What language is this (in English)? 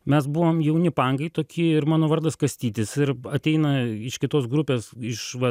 Lithuanian